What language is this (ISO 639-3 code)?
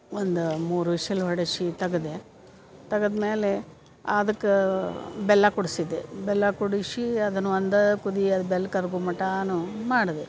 kan